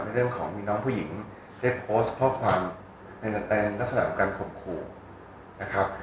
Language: Thai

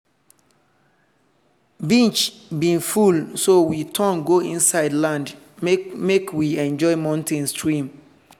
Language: Nigerian Pidgin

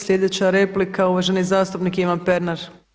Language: Croatian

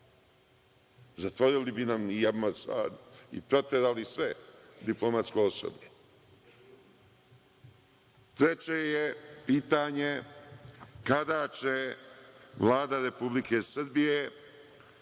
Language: Serbian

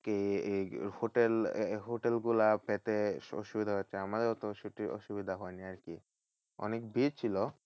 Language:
Bangla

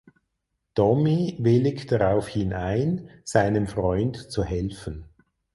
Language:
German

